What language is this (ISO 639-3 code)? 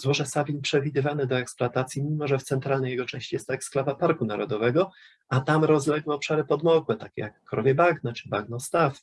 pol